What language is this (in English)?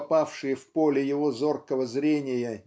Russian